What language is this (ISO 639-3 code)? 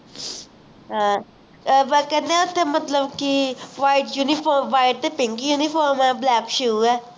pan